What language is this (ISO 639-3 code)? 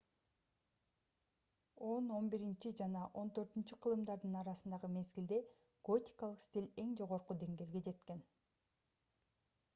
kir